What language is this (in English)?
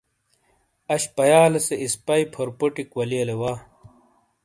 Shina